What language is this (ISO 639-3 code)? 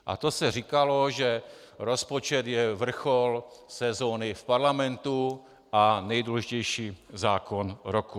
ces